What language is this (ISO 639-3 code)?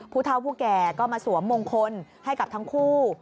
tha